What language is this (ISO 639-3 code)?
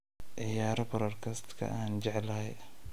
som